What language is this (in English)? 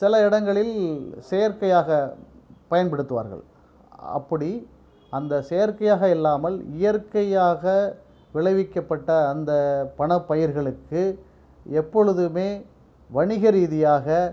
Tamil